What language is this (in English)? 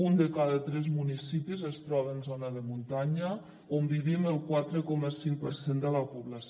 Catalan